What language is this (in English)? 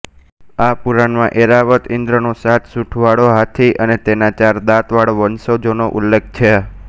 Gujarati